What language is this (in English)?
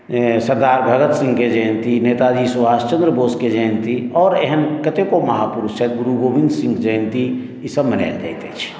Maithili